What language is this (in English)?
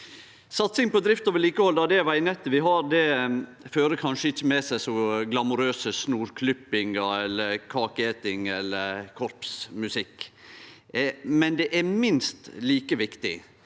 Norwegian